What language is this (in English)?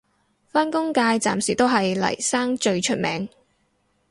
Cantonese